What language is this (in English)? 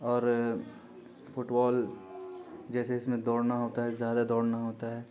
Urdu